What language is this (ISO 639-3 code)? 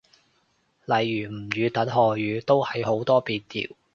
yue